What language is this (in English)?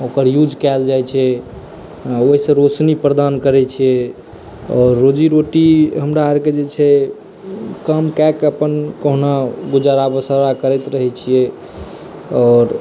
Maithili